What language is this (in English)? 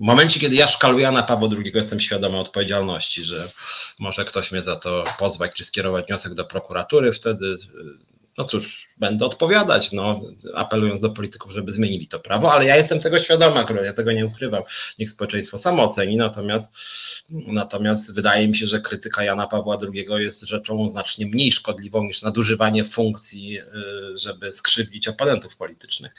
Polish